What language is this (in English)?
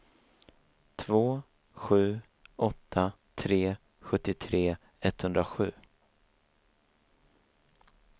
Swedish